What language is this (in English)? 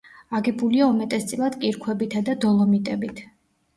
Georgian